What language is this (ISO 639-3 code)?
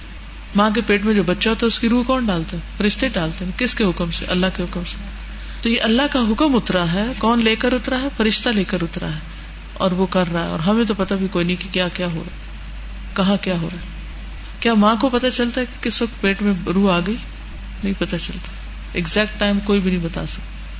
urd